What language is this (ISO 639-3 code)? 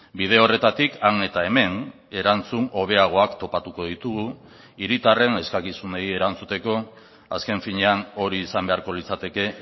eus